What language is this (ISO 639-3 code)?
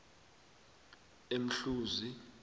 nbl